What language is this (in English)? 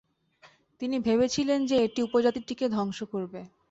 Bangla